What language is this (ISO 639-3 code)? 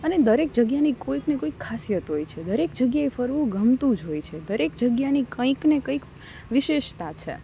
guj